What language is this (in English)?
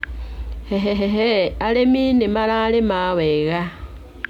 Kikuyu